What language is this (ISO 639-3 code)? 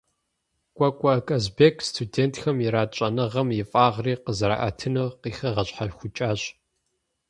kbd